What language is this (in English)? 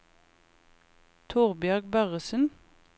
Norwegian